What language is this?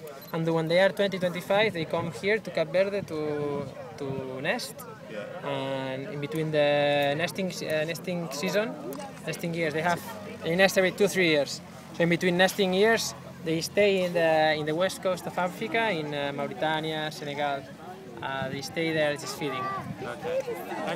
English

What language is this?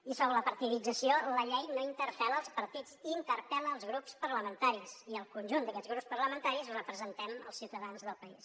Catalan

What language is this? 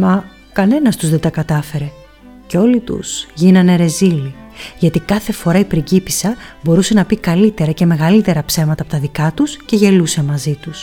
Greek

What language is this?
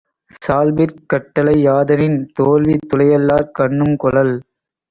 Tamil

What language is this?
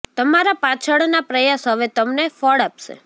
Gujarati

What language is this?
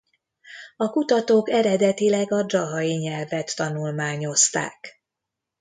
Hungarian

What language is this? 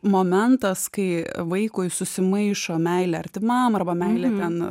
Lithuanian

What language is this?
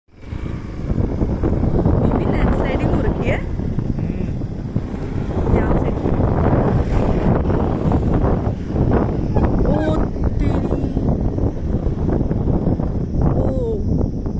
Japanese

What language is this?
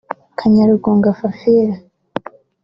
Kinyarwanda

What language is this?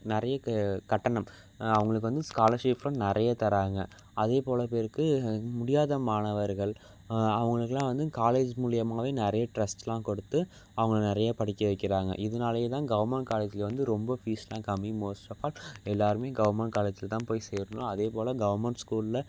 Tamil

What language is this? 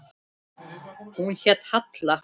Icelandic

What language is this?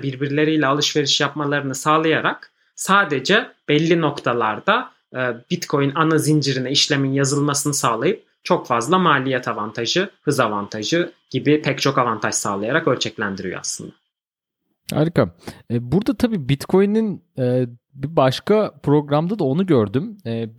Turkish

